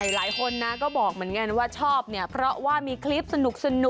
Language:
Thai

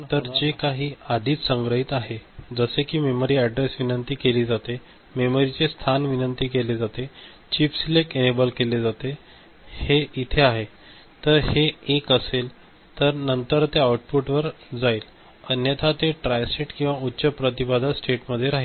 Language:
Marathi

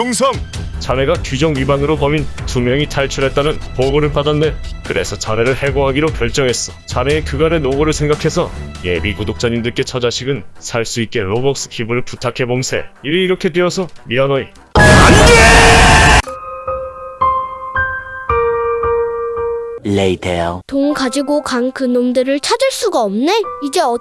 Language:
Korean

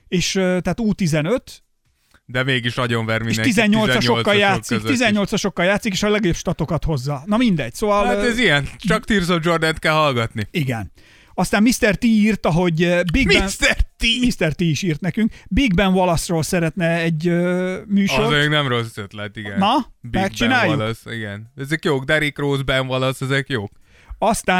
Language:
Hungarian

